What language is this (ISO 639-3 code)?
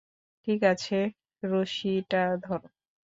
ben